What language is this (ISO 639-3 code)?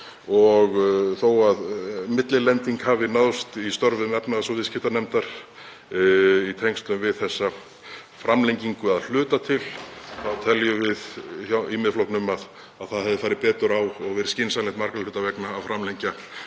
isl